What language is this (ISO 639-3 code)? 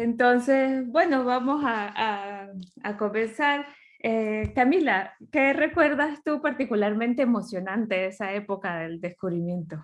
spa